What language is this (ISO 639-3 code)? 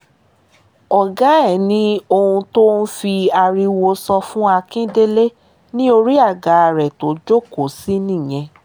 yor